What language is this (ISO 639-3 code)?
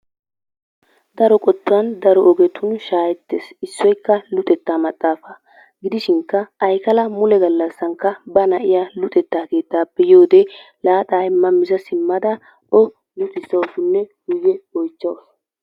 wal